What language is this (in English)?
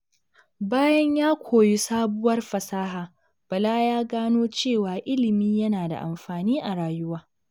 Hausa